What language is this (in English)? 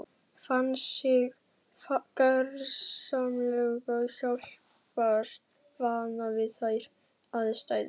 Icelandic